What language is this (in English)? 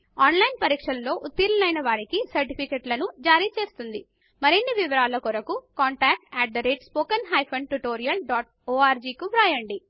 Telugu